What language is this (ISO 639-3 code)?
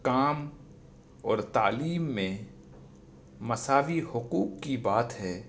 urd